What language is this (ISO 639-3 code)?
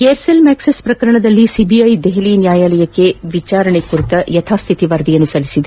kan